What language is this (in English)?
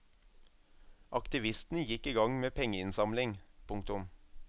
Norwegian